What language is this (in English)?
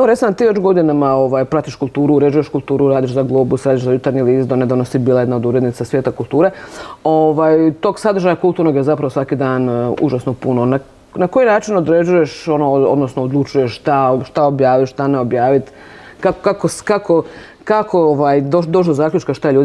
Croatian